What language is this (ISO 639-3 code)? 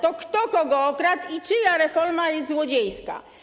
pol